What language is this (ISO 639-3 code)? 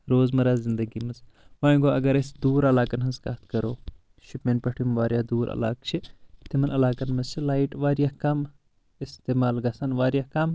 kas